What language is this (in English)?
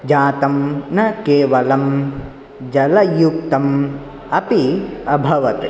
Sanskrit